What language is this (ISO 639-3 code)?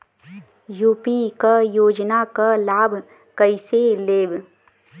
bho